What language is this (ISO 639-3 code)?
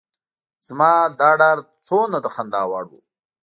pus